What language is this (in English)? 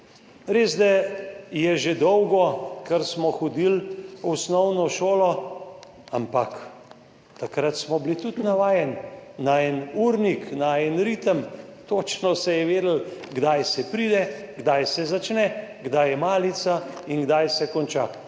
Slovenian